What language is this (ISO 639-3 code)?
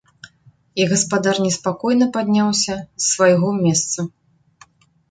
bel